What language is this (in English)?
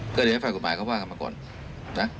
Thai